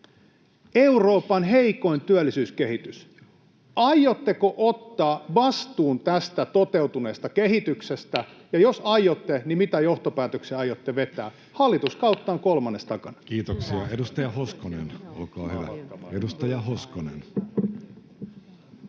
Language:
Finnish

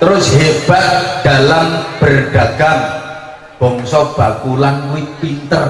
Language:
Indonesian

